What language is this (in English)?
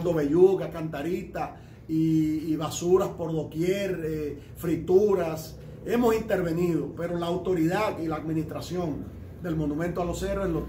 Spanish